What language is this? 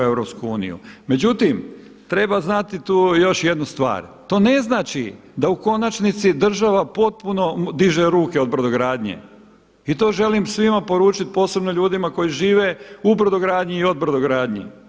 Croatian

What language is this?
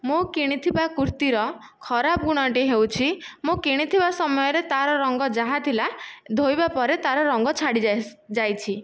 Odia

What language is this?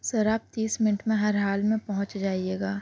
Urdu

